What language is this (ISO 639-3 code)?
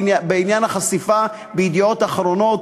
heb